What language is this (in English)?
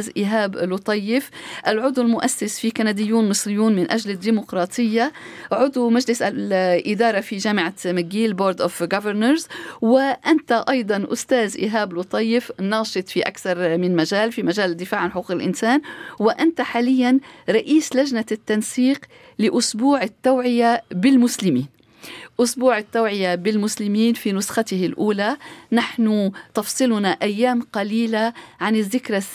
Arabic